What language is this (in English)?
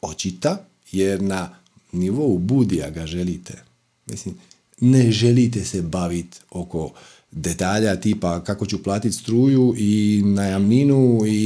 Croatian